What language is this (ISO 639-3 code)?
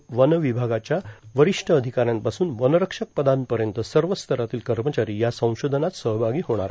mar